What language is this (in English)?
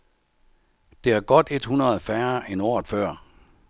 Danish